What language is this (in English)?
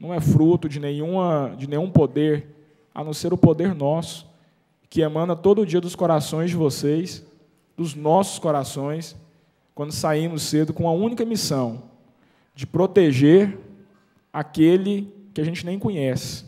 Portuguese